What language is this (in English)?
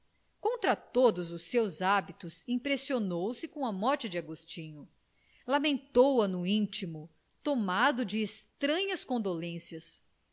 Portuguese